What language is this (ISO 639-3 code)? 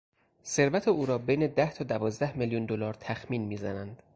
fas